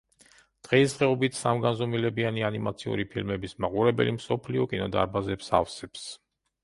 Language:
Georgian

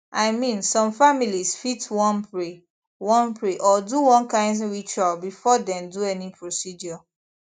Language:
Nigerian Pidgin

